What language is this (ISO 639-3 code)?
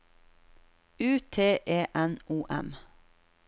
nor